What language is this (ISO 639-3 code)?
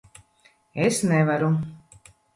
lav